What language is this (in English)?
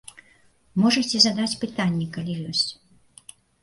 Belarusian